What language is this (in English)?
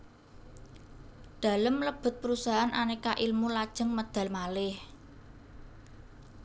Javanese